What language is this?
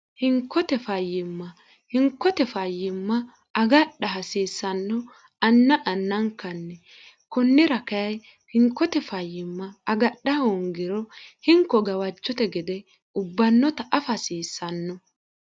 Sidamo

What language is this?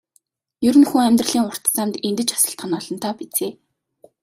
Mongolian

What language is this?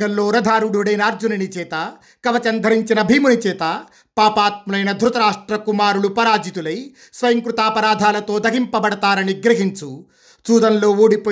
Telugu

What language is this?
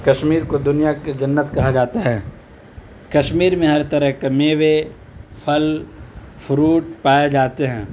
Urdu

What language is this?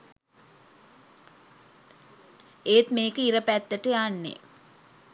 Sinhala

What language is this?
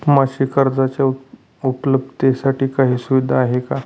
Marathi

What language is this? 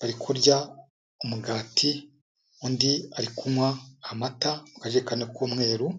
Kinyarwanda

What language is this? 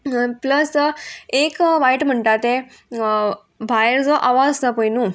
Konkani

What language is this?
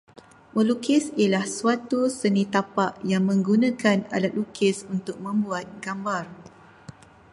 Malay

